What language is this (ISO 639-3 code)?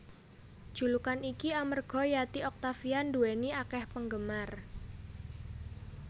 jav